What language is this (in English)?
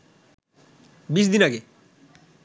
Bangla